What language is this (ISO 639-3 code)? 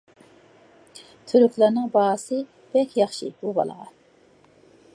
uig